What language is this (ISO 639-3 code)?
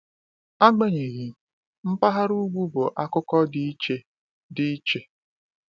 ibo